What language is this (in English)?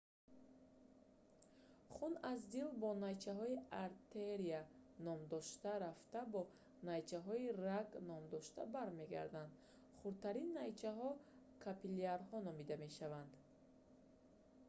Tajik